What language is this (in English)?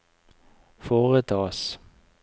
Norwegian